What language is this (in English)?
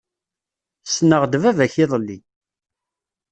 Kabyle